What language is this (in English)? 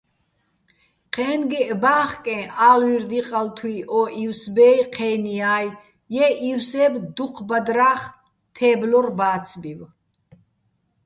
Bats